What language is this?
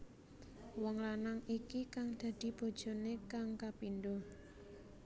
Javanese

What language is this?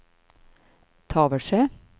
Swedish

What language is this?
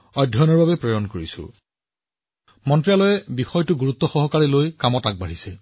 Assamese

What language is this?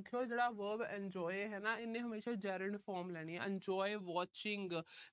Punjabi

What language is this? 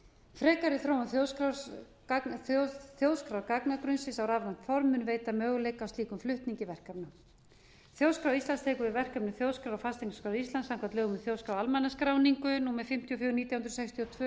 Icelandic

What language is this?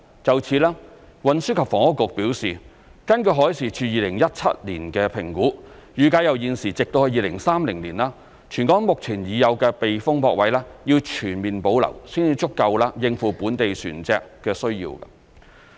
Cantonese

